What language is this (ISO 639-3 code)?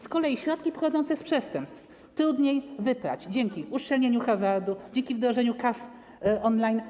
pol